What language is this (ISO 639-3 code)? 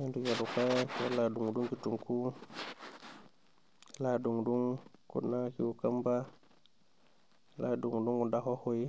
mas